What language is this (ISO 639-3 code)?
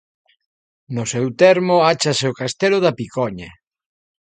glg